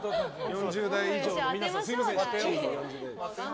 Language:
Japanese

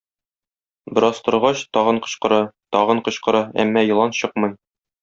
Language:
Tatar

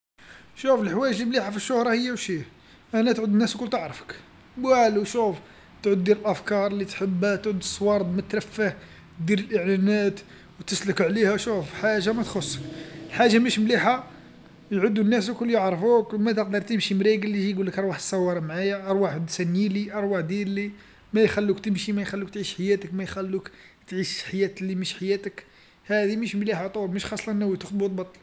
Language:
Algerian Arabic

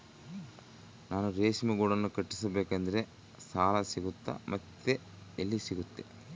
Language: Kannada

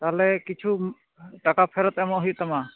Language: Santali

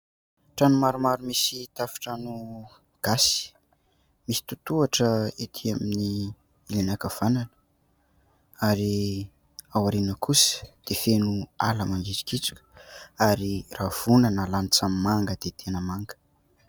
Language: Malagasy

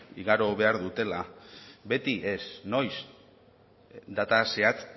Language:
Basque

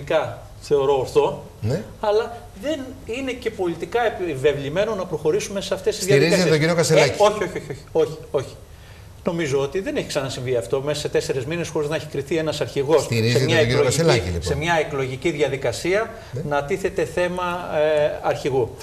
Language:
Greek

